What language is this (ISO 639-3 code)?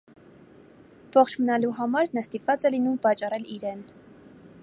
hye